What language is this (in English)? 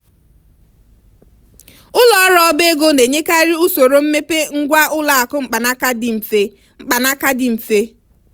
Igbo